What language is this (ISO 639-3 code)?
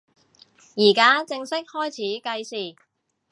yue